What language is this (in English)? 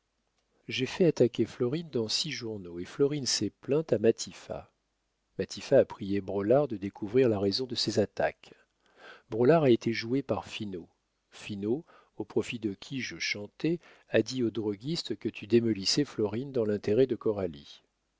French